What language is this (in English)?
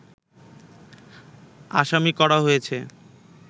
Bangla